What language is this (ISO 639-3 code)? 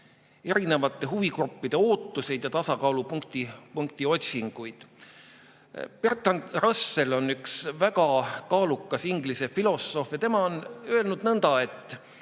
est